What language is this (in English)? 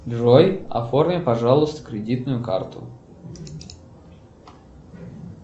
Russian